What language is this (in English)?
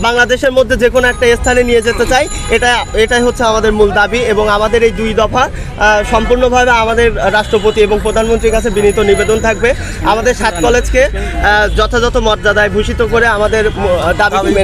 Arabic